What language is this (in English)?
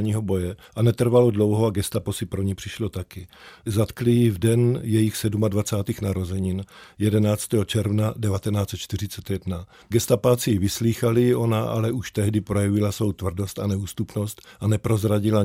Czech